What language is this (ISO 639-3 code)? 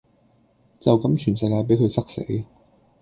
yue